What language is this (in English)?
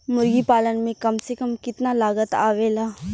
Bhojpuri